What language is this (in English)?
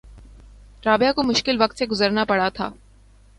Urdu